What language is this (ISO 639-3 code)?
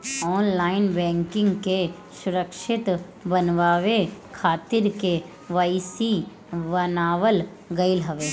bho